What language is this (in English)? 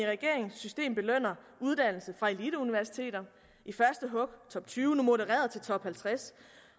Danish